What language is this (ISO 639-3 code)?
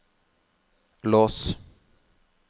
nor